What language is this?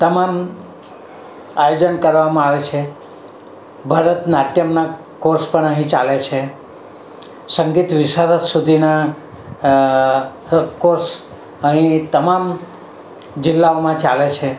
Gujarati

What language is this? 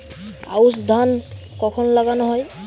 Bangla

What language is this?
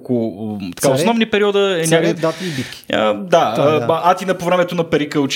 Bulgarian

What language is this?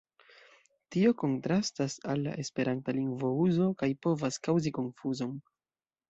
Esperanto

